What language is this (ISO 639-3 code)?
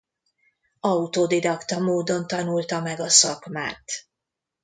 hun